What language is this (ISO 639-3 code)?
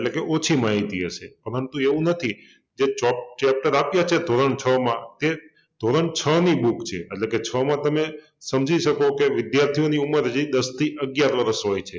guj